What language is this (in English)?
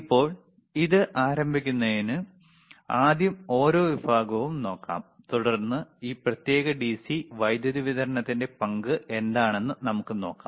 Malayalam